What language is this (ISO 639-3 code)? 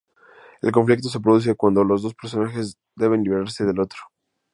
spa